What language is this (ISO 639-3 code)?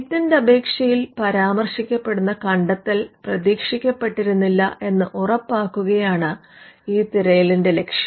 mal